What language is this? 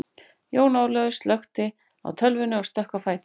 Icelandic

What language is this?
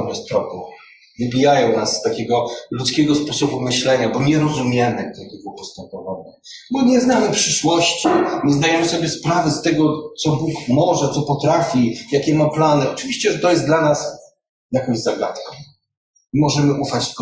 Polish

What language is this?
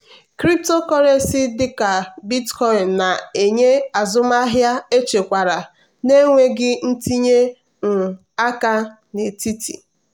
Igbo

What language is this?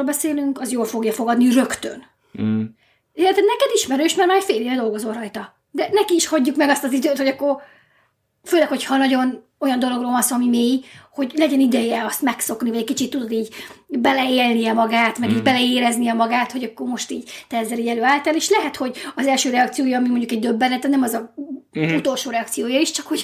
Hungarian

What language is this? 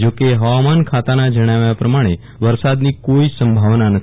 Gujarati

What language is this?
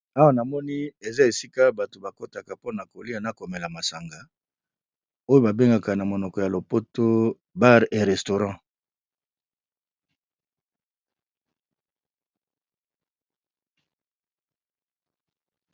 Lingala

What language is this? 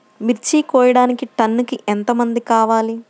Telugu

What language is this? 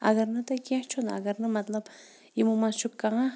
Kashmiri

